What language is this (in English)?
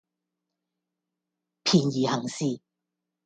Cantonese